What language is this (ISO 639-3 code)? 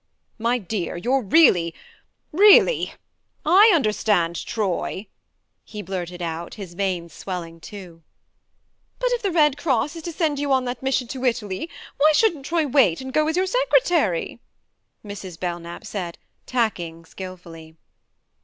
eng